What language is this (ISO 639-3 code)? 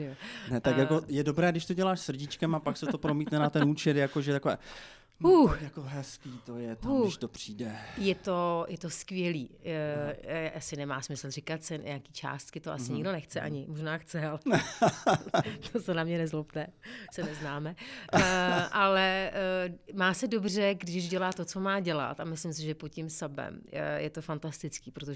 ces